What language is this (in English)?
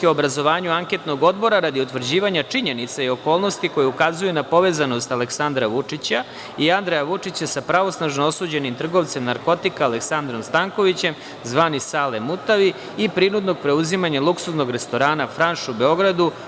Serbian